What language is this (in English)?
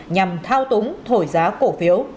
Vietnamese